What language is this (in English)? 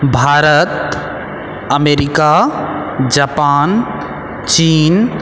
Maithili